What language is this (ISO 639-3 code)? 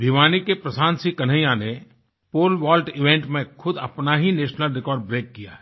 hin